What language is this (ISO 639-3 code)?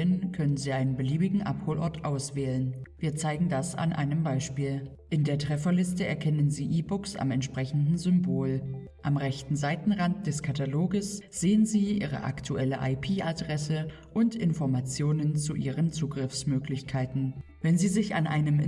deu